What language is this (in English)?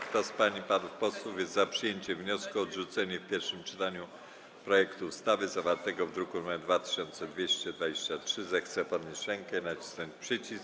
Polish